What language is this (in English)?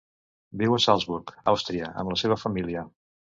Catalan